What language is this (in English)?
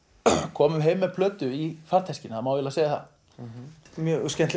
Icelandic